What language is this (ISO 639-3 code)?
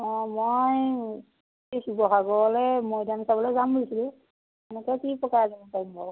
asm